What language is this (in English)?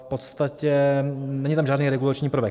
Czech